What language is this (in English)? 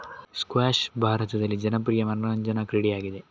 Kannada